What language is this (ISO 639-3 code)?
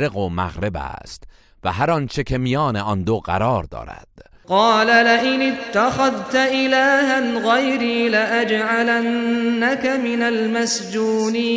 fas